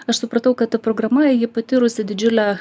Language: Lithuanian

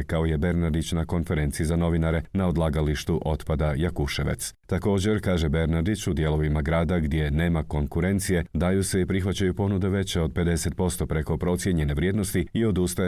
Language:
Croatian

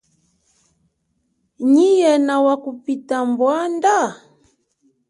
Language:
Chokwe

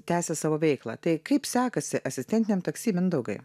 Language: Lithuanian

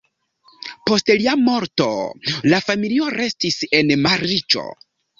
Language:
Esperanto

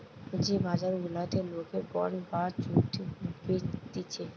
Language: Bangla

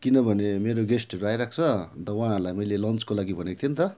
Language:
Nepali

